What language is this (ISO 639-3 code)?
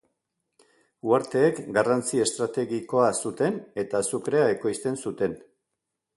eus